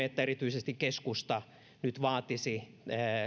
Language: Finnish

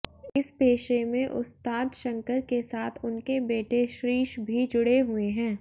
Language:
Hindi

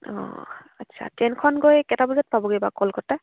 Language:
Assamese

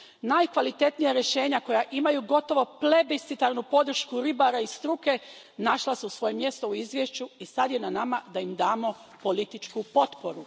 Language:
Croatian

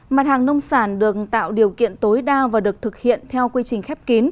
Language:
Vietnamese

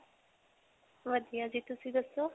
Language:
Punjabi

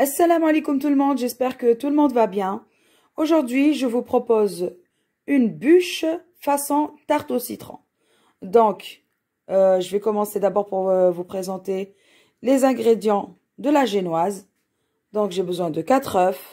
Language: French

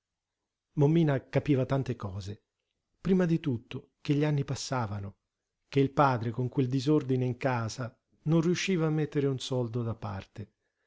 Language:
Italian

